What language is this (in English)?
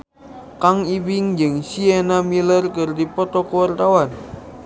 Sundanese